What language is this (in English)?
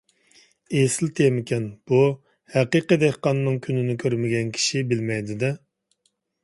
Uyghur